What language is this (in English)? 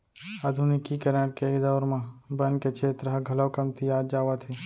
Chhattisgarhi